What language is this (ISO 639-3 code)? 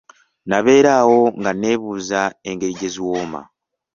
lug